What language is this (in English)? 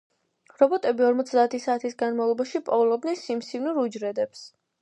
Georgian